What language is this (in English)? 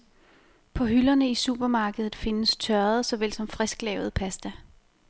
Danish